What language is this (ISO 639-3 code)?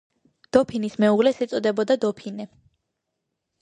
kat